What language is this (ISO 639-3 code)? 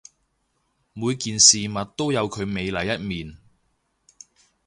yue